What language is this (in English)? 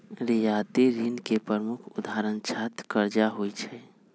Magahi